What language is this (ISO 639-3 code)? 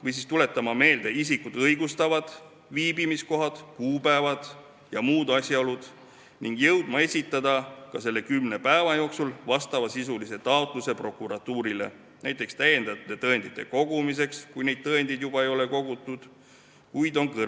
est